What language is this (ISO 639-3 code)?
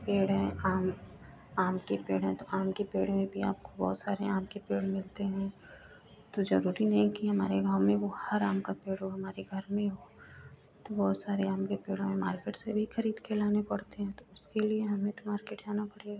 hin